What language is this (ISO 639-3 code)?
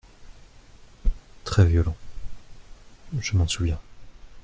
fra